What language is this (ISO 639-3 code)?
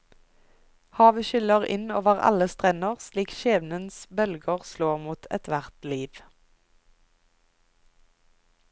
nor